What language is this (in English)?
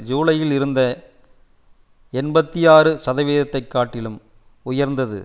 Tamil